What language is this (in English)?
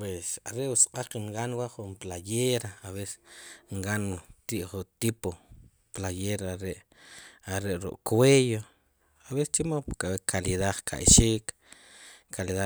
Sipacapense